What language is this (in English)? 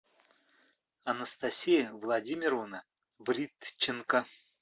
Russian